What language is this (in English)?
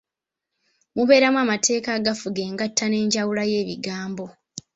Ganda